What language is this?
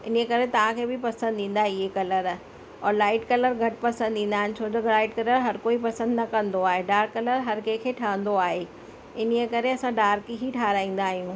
Sindhi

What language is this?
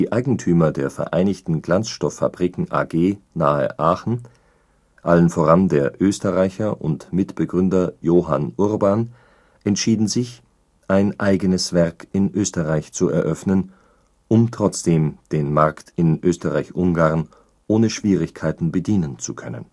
German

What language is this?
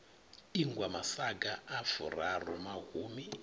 Venda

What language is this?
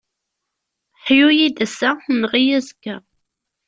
Kabyle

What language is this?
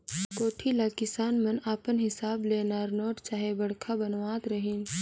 Chhattisgarhi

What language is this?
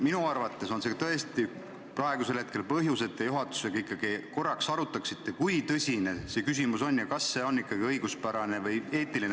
Estonian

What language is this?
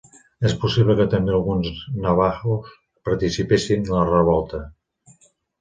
Catalan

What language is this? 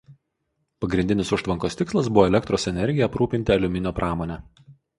Lithuanian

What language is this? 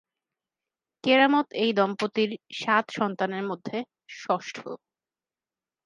Bangla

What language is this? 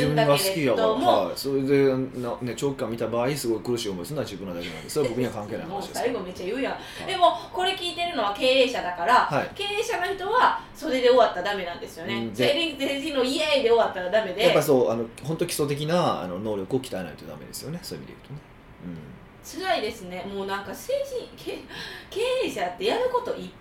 Japanese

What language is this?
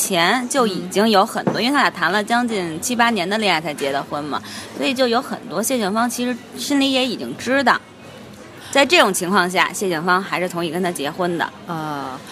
Chinese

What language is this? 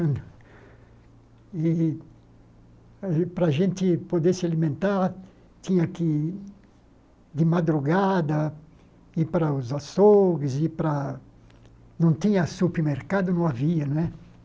Portuguese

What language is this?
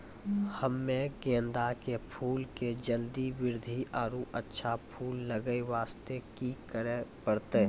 Maithili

